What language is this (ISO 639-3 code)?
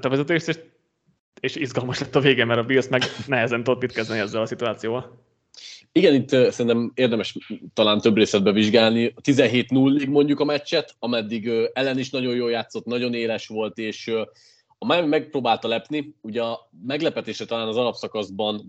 hun